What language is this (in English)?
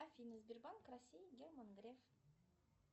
Russian